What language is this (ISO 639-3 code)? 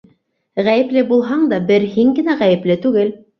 bak